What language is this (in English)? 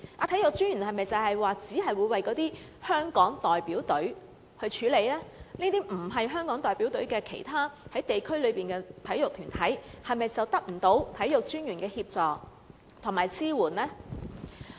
Cantonese